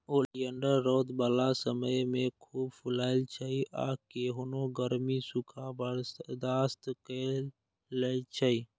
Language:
Maithili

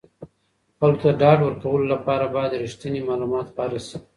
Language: Pashto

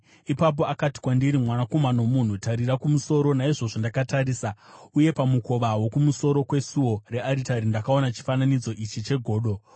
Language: Shona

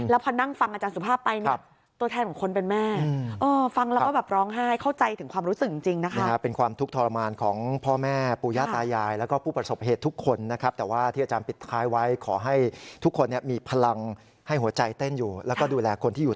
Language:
Thai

